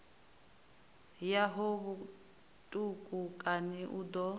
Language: Venda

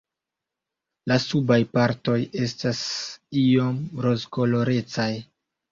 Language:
Esperanto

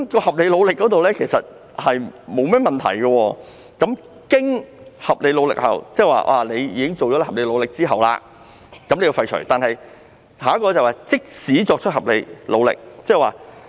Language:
Cantonese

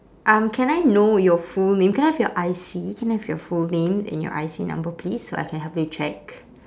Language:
English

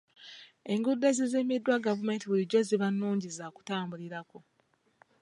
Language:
Ganda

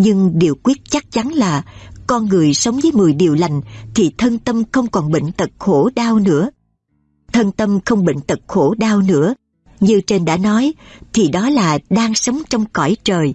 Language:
Vietnamese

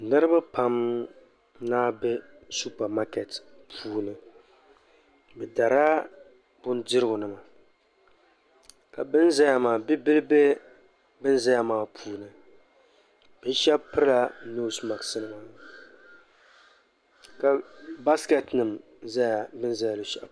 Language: Dagbani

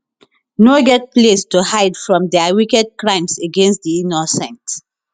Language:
Nigerian Pidgin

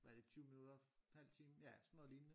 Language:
Danish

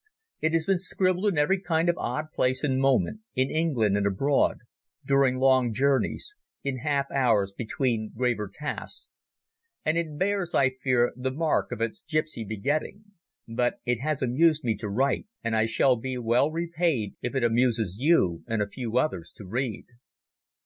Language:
English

